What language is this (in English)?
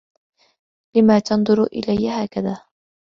Arabic